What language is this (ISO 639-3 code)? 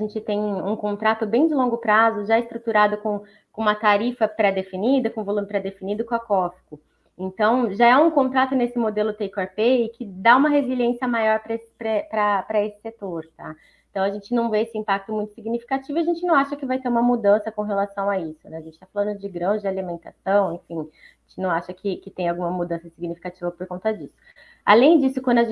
por